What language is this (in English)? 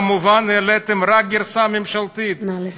Hebrew